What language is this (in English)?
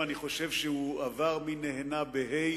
Hebrew